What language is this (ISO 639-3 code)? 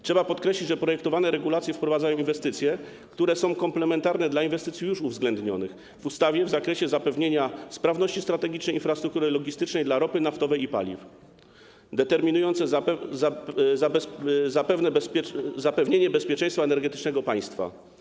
pol